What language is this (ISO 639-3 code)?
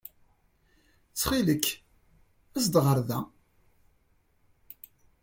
kab